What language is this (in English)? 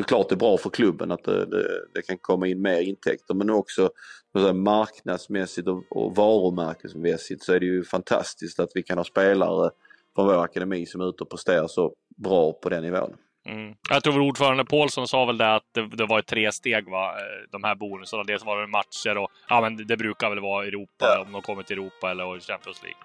Swedish